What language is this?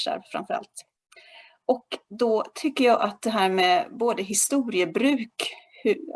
Swedish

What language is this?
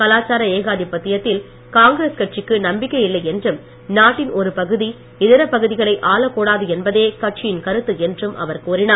Tamil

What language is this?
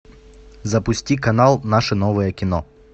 Russian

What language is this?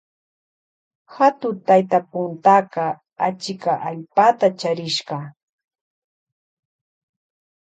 Loja Highland Quichua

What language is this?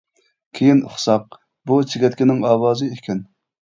Uyghur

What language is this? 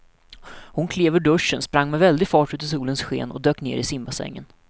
Swedish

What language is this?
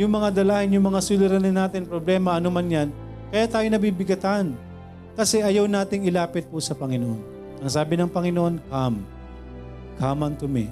Filipino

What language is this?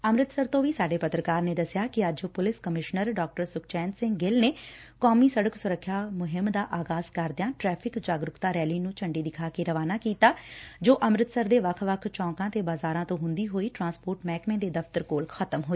Punjabi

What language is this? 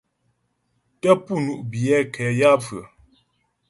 Ghomala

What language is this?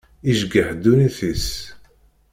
Kabyle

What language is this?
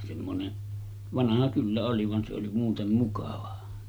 Finnish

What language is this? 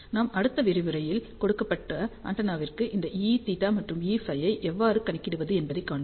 Tamil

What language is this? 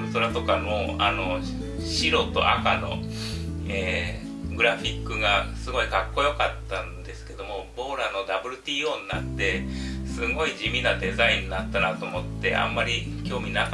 Japanese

